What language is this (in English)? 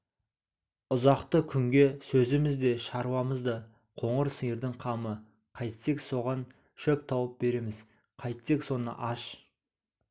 Kazakh